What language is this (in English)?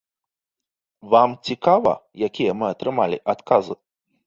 Belarusian